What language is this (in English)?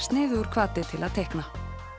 Icelandic